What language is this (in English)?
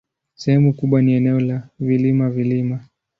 Swahili